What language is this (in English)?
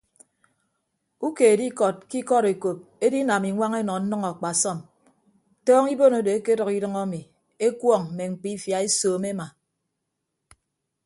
Ibibio